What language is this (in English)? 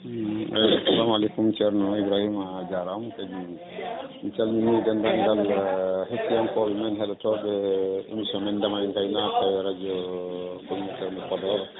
Fula